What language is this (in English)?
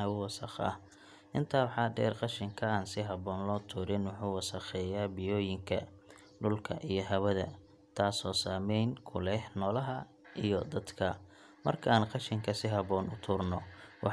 Somali